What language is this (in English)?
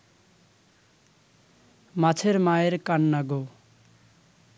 Bangla